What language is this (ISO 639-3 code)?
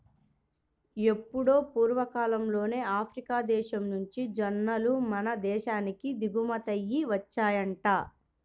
tel